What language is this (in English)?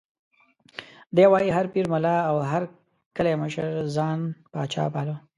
Pashto